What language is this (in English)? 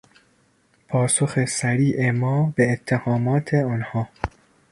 Persian